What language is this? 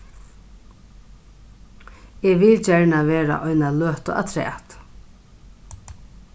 Faroese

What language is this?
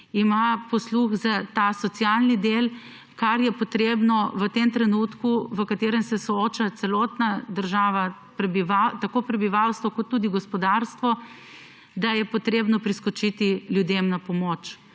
Slovenian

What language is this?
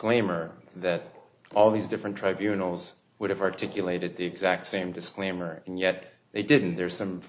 English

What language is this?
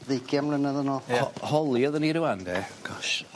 Welsh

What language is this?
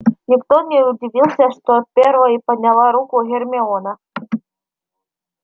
Russian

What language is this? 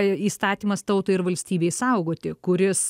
Lithuanian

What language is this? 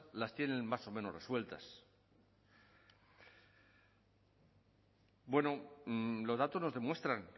Spanish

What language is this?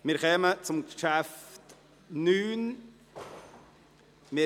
Swiss German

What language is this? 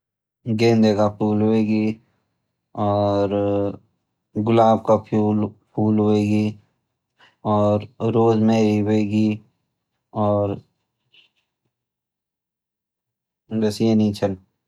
Garhwali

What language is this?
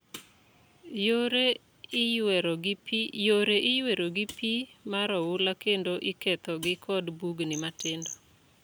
Luo (Kenya and Tanzania)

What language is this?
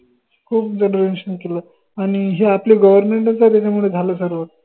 Marathi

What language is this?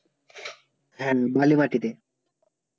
Bangla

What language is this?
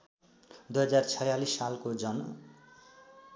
Nepali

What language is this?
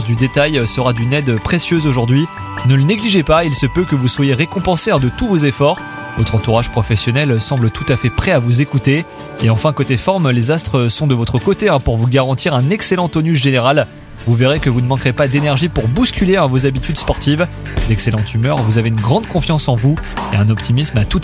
French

